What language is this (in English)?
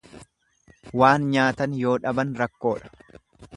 Oromo